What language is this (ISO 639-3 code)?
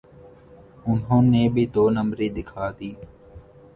urd